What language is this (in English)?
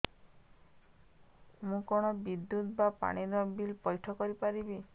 Odia